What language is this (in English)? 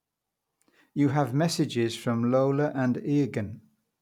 English